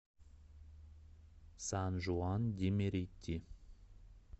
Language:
Russian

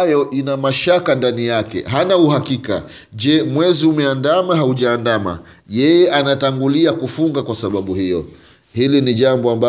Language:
Swahili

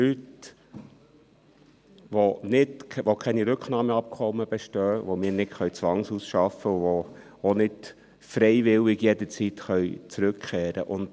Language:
Swiss German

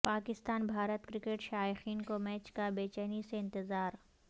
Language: Urdu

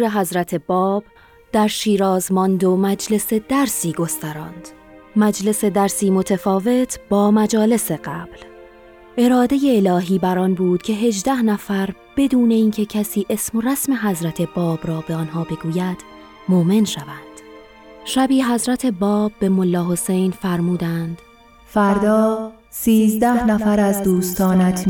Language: Persian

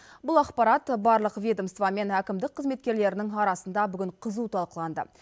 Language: Kazakh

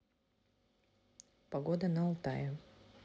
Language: Russian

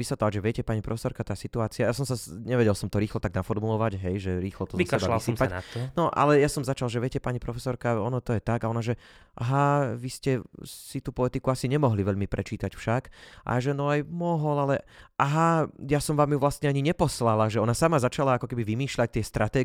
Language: Slovak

